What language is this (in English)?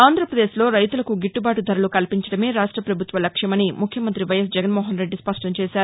Telugu